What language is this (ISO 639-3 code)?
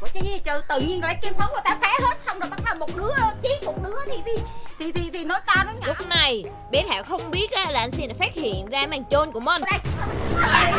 vie